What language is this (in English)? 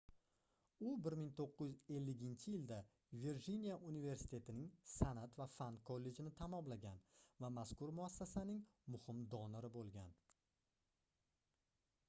Uzbek